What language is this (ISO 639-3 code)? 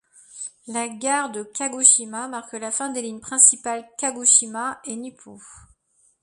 fra